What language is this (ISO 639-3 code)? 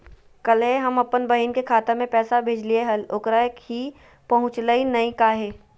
mag